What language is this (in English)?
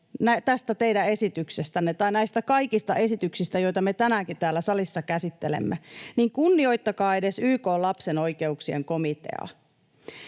Finnish